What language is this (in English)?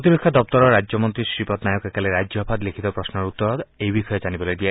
Assamese